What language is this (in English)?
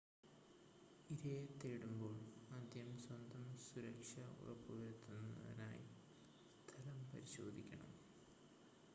Malayalam